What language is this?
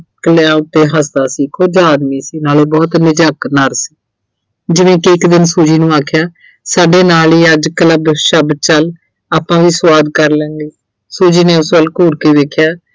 Punjabi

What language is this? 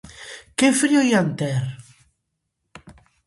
Galician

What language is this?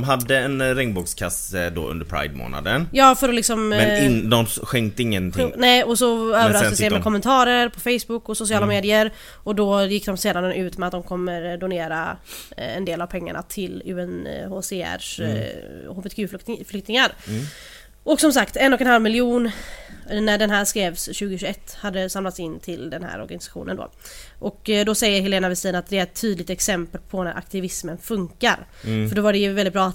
Swedish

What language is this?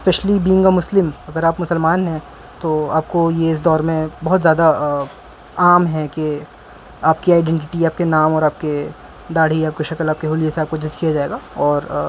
Urdu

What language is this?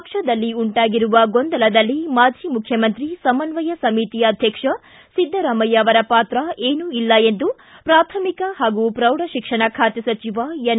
Kannada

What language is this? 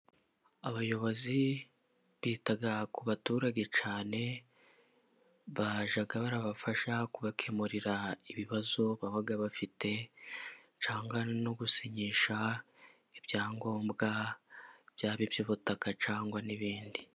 Kinyarwanda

